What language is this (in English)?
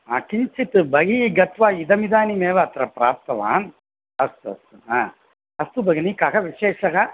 Sanskrit